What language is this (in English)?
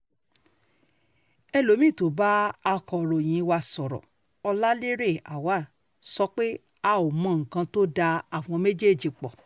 Yoruba